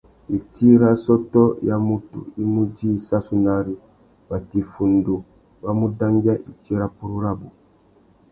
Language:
Tuki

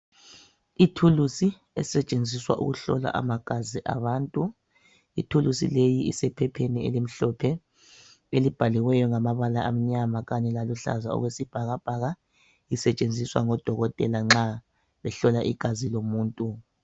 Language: North Ndebele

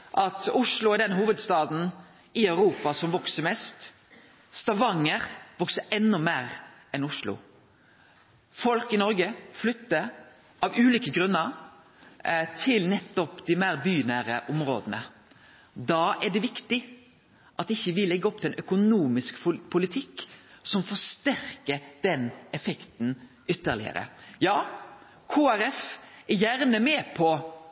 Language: Norwegian Nynorsk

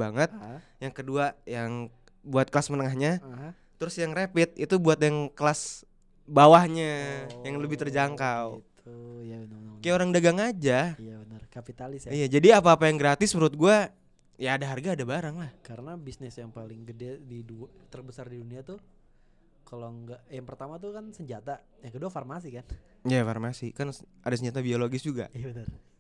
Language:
Indonesian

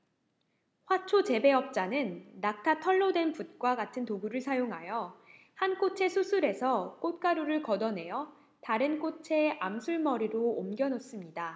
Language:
Korean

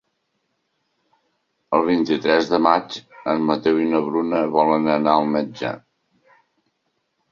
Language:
Catalan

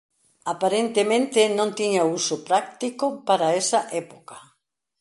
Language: Galician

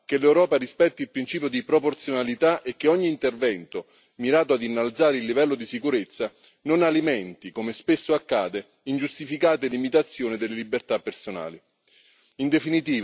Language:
Italian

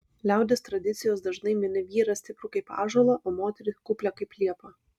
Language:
Lithuanian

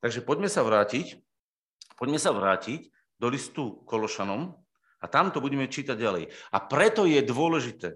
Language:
Slovak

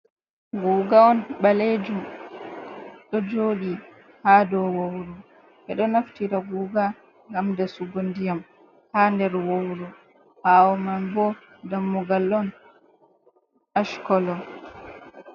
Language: Fula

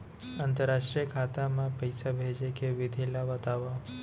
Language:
Chhattisgarhi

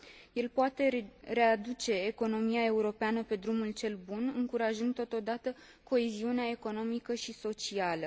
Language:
Romanian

